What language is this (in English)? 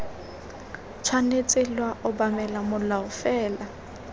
Tswana